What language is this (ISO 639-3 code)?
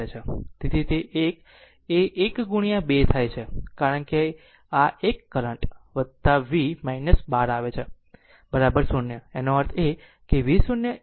guj